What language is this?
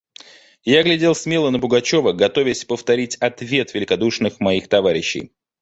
Russian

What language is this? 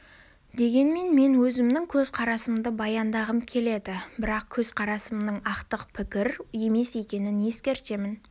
Kazakh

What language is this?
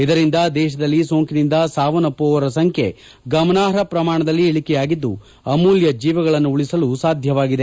Kannada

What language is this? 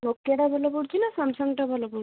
Odia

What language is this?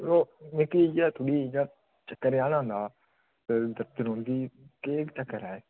Dogri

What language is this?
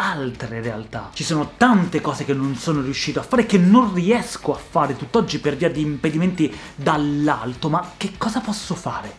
Italian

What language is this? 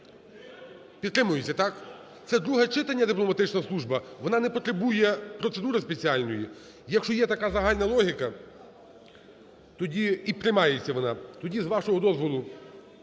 Ukrainian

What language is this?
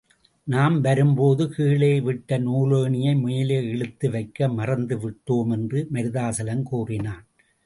Tamil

